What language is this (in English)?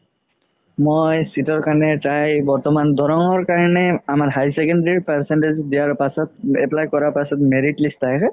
Assamese